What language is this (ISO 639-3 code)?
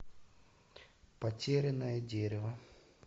rus